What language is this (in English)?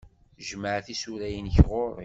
Kabyle